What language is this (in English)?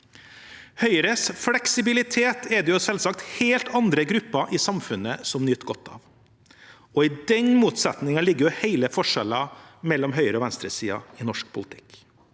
Norwegian